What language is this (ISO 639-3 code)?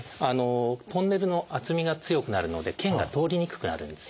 jpn